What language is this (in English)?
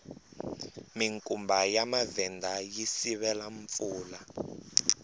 Tsonga